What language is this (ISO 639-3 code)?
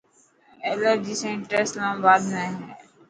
mki